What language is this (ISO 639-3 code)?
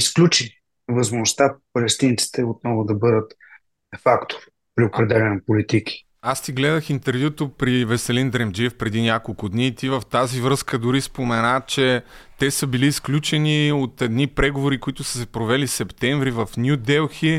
bul